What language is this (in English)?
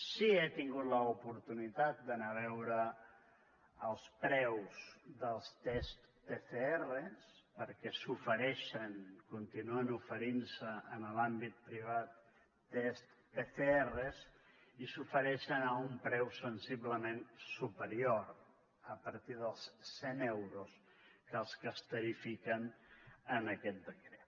Catalan